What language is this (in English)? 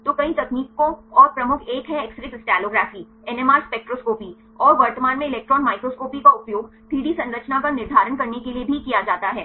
Hindi